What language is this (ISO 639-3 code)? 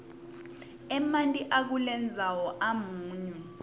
ssw